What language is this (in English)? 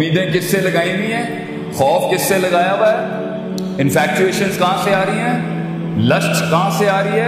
Urdu